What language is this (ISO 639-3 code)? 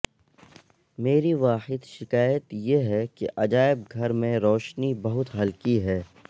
urd